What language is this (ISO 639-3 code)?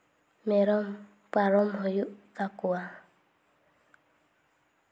sat